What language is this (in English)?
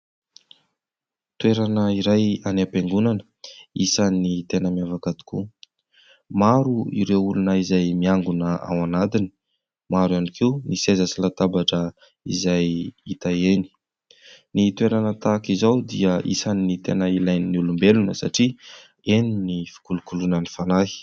Malagasy